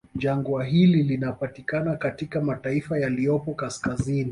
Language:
Swahili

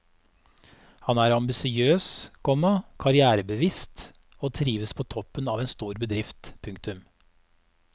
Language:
Norwegian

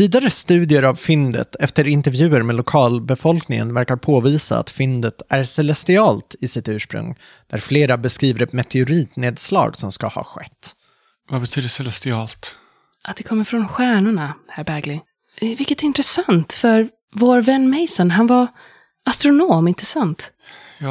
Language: Swedish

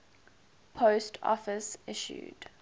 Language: English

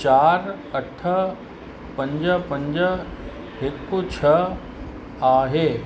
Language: Sindhi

